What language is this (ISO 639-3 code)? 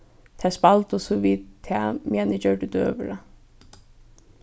fao